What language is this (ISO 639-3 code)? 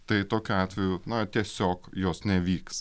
lit